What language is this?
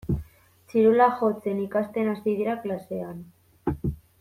Basque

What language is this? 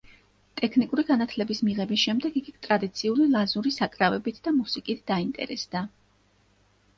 Georgian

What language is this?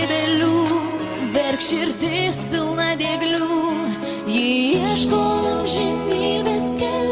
Lithuanian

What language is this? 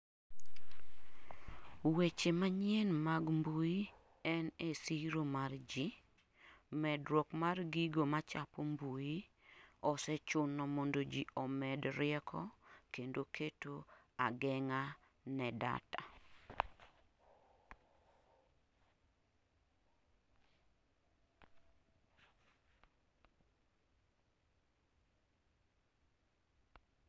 Luo (Kenya and Tanzania)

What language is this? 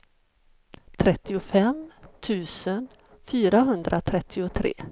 Swedish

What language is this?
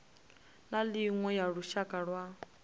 Venda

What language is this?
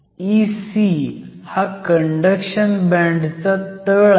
Marathi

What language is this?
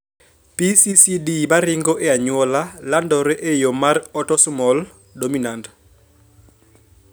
Luo (Kenya and Tanzania)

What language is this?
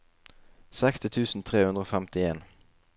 Norwegian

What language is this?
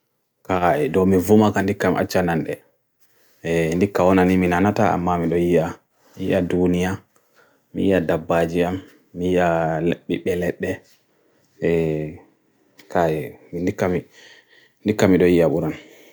Bagirmi Fulfulde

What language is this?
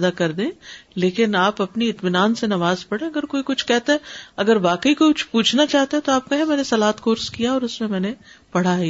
Urdu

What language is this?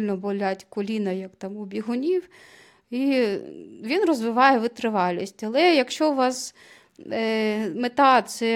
Ukrainian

